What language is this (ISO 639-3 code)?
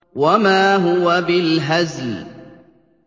ara